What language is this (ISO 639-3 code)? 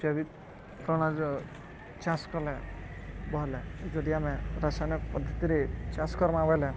ori